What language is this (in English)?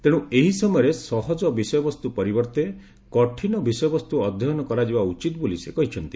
Odia